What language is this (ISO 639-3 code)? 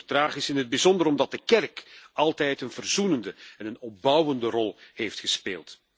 nld